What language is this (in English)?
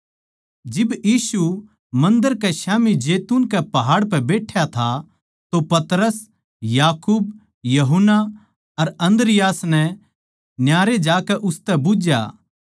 Haryanvi